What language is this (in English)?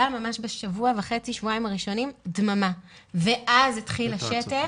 Hebrew